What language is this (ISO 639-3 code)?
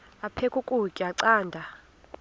xho